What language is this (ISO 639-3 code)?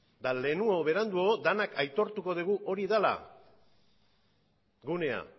eus